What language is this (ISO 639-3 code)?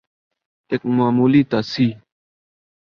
urd